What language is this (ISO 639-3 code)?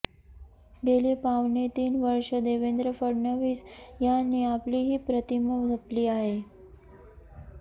mar